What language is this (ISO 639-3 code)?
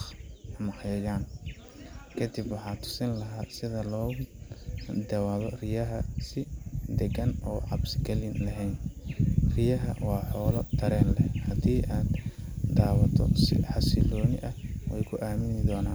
som